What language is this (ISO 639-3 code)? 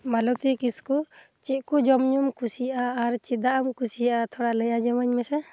sat